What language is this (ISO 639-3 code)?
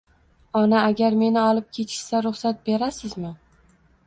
uzb